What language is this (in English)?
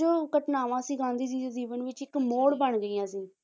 Punjabi